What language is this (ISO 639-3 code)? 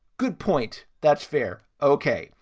eng